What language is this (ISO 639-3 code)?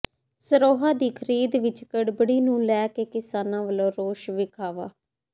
pan